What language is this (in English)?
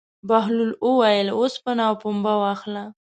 Pashto